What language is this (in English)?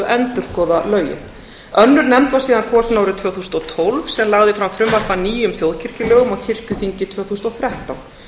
Icelandic